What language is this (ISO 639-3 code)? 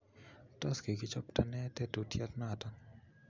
kln